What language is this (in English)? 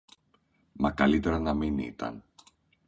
Greek